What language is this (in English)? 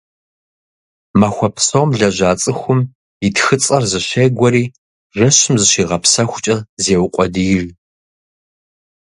Kabardian